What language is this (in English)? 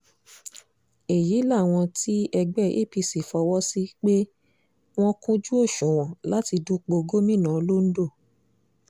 Yoruba